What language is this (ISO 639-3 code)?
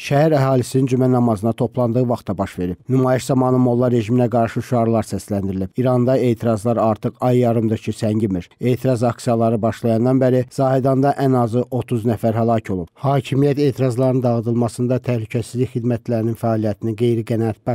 tur